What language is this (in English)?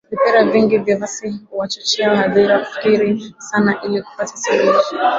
Swahili